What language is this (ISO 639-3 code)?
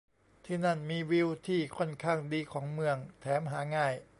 tha